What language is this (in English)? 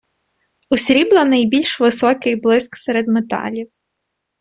Ukrainian